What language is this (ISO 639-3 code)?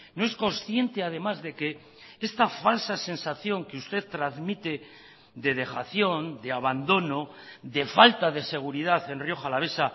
spa